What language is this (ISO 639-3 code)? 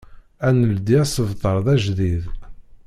kab